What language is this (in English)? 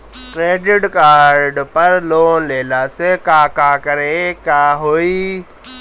Bhojpuri